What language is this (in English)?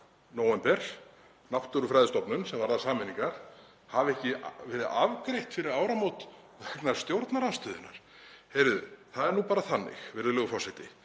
Icelandic